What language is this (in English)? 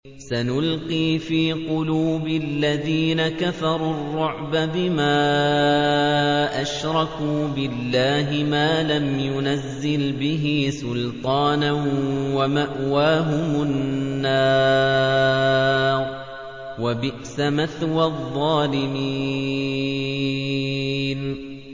Arabic